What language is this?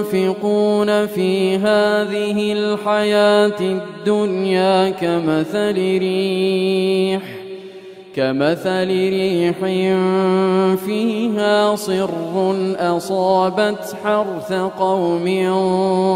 Arabic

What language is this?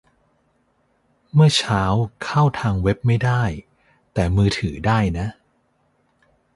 Thai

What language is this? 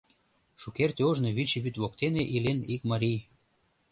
Mari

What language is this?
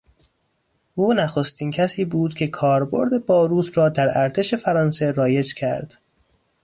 Persian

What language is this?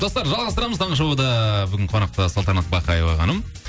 Kazakh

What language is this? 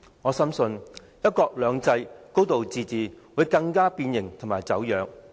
Cantonese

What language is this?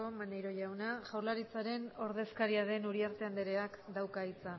Basque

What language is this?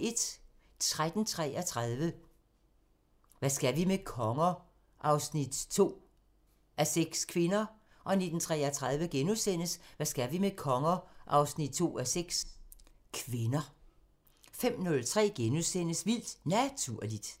Danish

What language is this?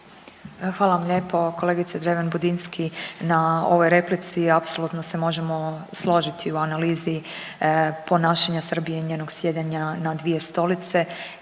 Croatian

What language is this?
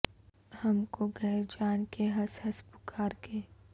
Urdu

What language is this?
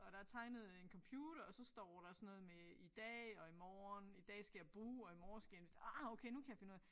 Danish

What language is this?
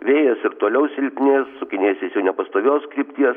Lithuanian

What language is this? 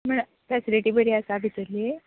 Konkani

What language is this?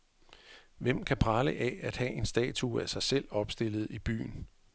Danish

